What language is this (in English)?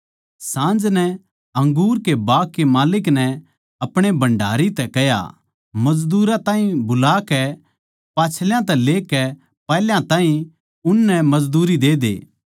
Haryanvi